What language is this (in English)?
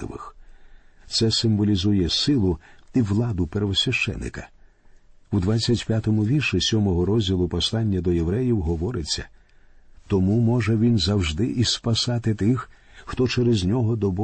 Ukrainian